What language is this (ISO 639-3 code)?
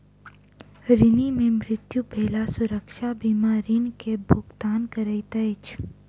mai